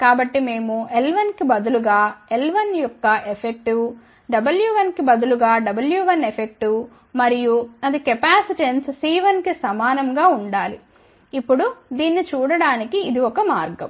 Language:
Telugu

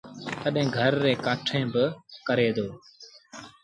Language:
Sindhi Bhil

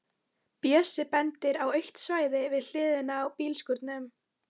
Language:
Icelandic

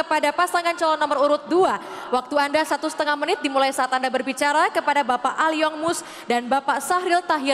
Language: Indonesian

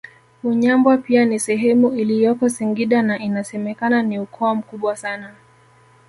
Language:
Swahili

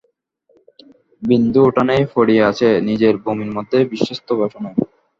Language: Bangla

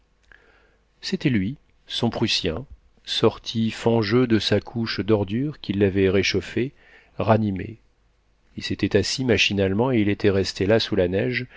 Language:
French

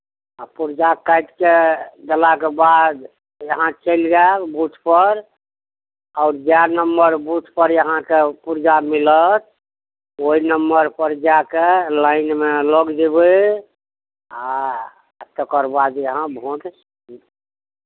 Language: Maithili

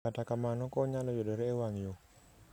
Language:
Luo (Kenya and Tanzania)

